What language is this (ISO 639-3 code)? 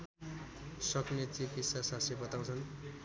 nep